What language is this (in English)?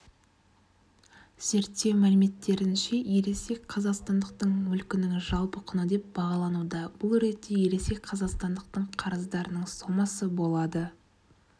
Kazakh